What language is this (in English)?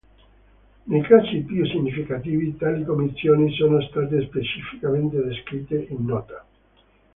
Italian